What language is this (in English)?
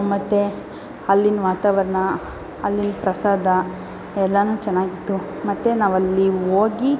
Kannada